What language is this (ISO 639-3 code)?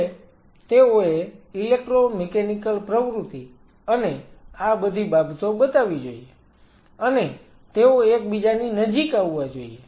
guj